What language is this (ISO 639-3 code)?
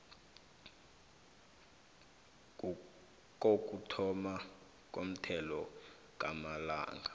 nbl